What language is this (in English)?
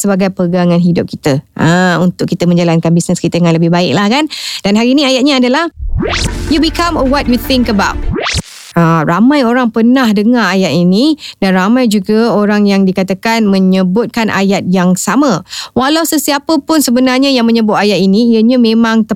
Malay